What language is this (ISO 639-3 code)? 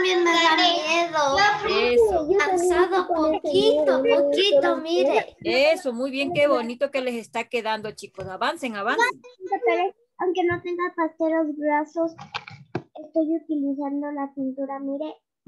spa